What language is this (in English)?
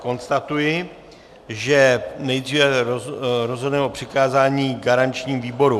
Czech